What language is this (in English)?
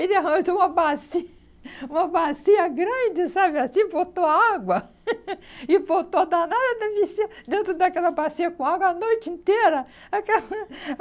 Portuguese